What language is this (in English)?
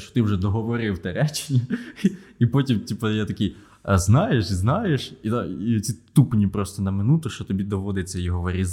Ukrainian